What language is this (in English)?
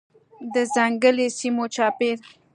Pashto